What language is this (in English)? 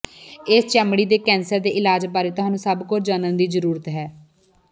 Punjabi